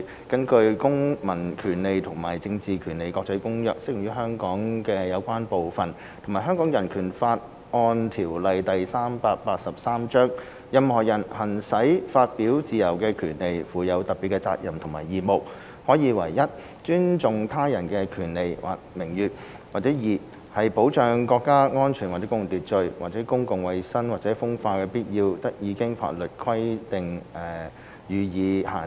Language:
Cantonese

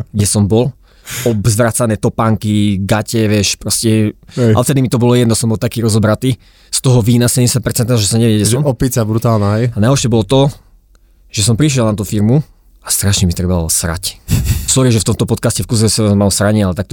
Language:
Slovak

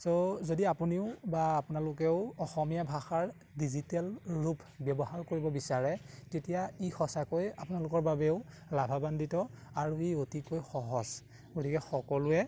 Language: Assamese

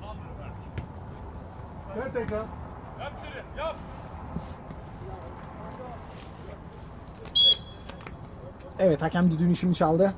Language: Turkish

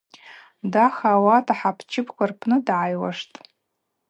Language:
Abaza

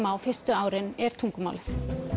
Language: Icelandic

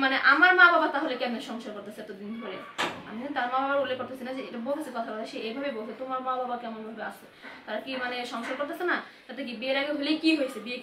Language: Romanian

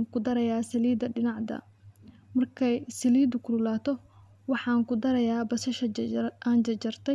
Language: Somali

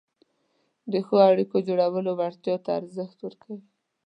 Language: Pashto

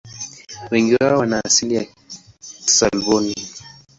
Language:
Swahili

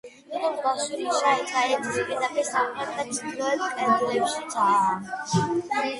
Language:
Georgian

